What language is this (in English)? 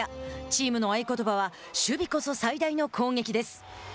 Japanese